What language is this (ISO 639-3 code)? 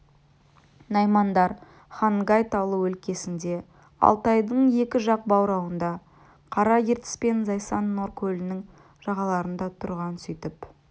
kaz